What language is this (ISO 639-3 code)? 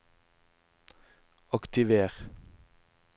nor